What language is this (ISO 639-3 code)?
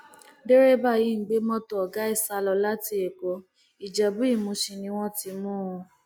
yor